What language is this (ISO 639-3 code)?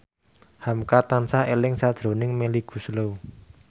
jav